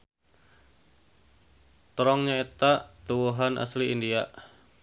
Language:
Sundanese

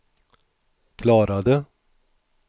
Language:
Swedish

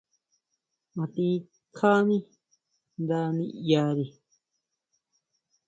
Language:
Huautla Mazatec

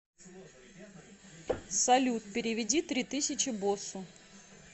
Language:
Russian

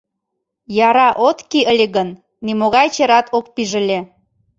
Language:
Mari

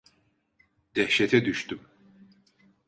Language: Turkish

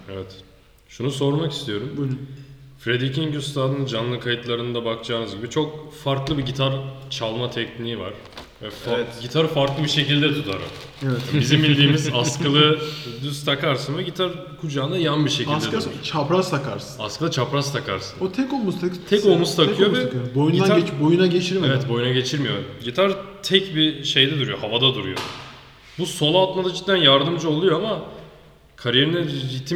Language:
Turkish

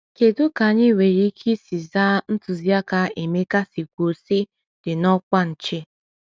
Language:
Igbo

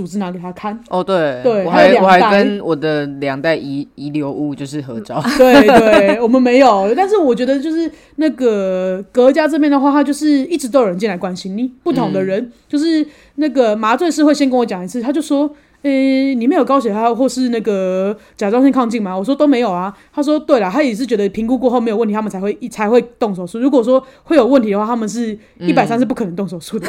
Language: Chinese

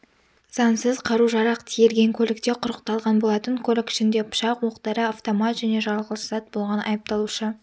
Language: Kazakh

